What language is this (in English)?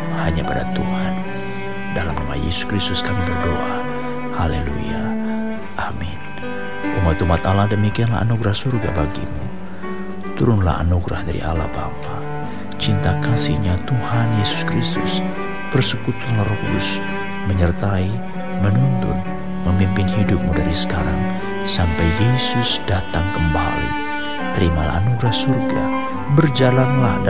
Indonesian